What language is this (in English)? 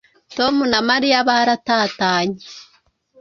Kinyarwanda